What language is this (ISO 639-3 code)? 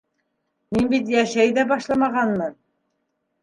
bak